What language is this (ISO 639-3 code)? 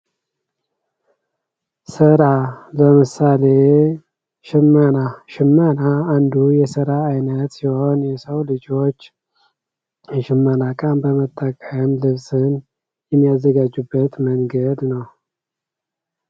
amh